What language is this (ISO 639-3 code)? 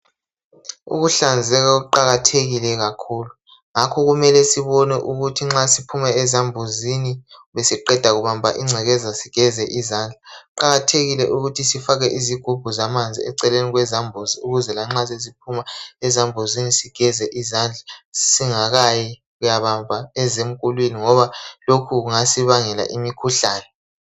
nde